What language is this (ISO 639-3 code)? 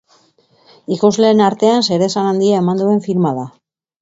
eus